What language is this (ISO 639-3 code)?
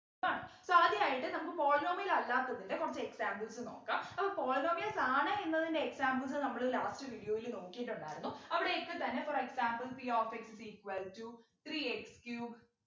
mal